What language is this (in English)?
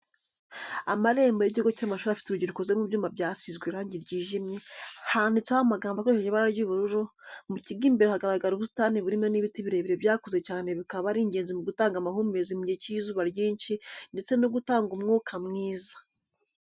Kinyarwanda